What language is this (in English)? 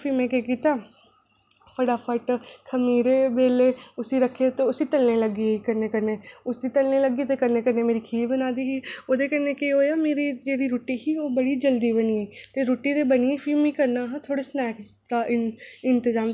Dogri